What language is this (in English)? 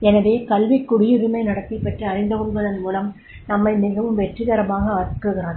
Tamil